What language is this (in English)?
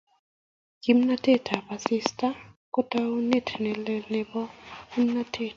Kalenjin